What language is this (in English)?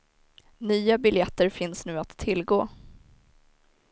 Swedish